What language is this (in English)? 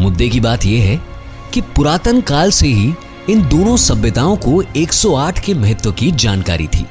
Hindi